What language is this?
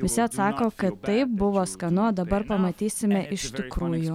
Lithuanian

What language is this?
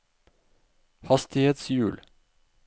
Norwegian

